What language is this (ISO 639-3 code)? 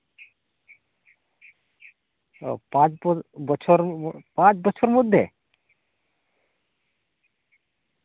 sat